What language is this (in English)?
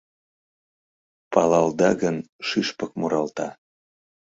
Mari